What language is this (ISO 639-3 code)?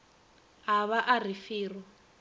nso